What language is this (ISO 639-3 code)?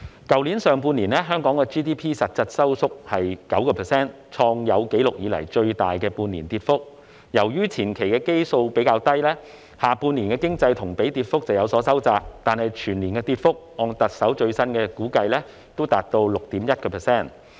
yue